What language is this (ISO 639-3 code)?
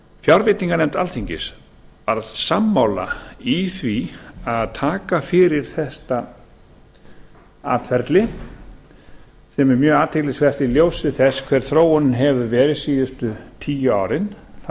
isl